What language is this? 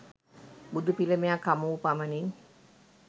Sinhala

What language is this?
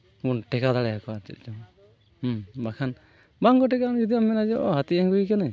Santali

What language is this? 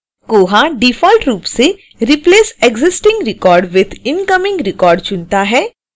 Hindi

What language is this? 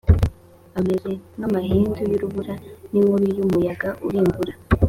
Kinyarwanda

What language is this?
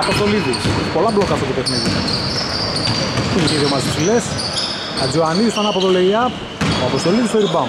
Greek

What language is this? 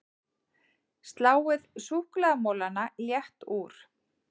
Icelandic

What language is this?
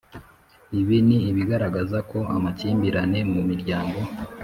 Kinyarwanda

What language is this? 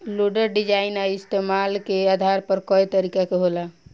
Bhojpuri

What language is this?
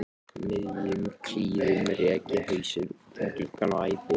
Icelandic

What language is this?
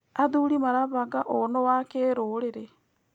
Kikuyu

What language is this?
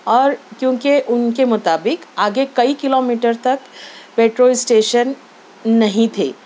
Urdu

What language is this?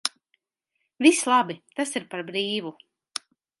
Latvian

